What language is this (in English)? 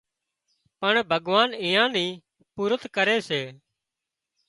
Wadiyara Koli